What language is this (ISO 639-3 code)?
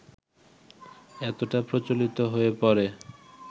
ben